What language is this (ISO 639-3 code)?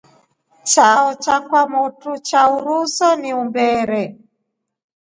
rof